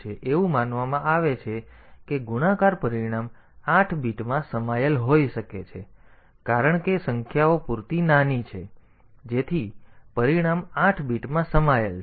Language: Gujarati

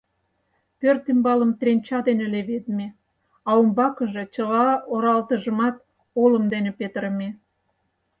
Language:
Mari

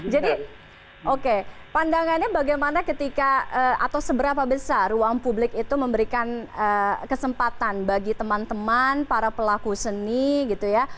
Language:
Indonesian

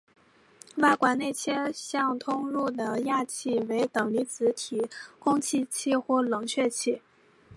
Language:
Chinese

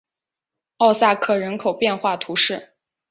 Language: Chinese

